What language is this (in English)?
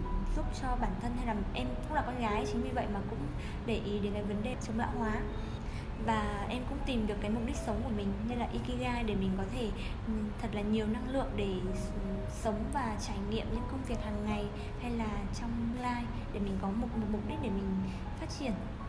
Vietnamese